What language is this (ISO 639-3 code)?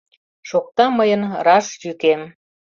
chm